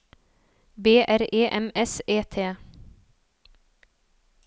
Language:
Norwegian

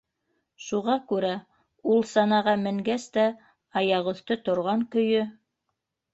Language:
Bashkir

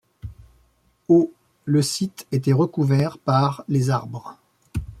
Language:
French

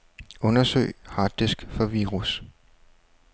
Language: Danish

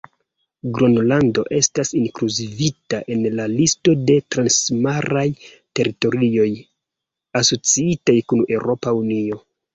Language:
Esperanto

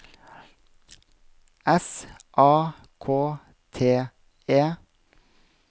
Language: Norwegian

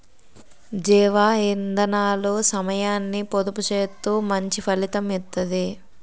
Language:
Telugu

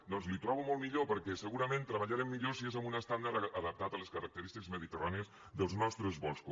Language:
Catalan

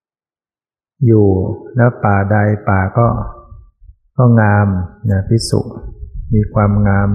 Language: Thai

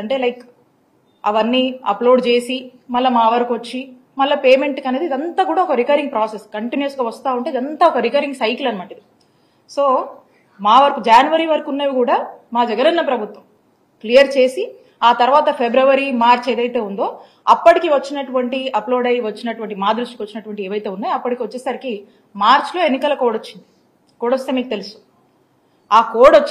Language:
Telugu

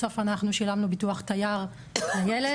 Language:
Hebrew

